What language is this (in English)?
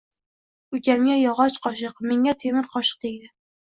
Uzbek